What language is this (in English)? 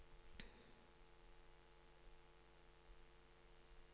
Norwegian